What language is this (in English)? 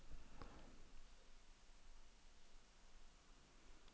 Swedish